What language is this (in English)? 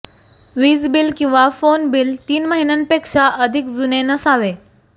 Marathi